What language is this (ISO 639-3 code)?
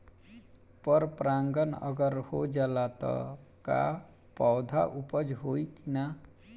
bho